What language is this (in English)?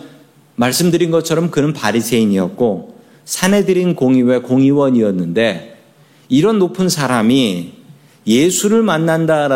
Korean